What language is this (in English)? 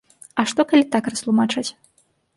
Belarusian